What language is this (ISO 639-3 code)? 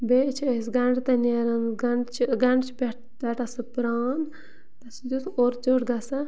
kas